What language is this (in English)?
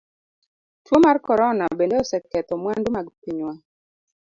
Luo (Kenya and Tanzania)